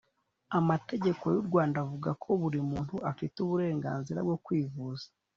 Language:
Kinyarwanda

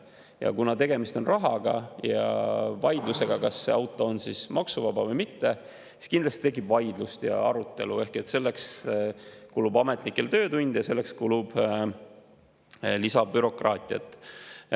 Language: Estonian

